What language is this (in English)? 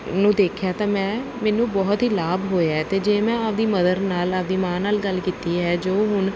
Punjabi